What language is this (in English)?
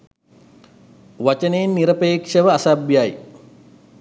Sinhala